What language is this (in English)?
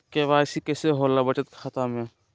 Magahi